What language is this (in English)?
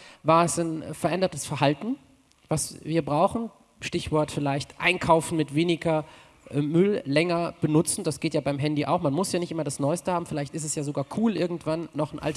German